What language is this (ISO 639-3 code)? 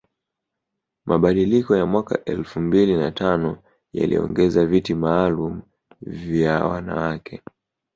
swa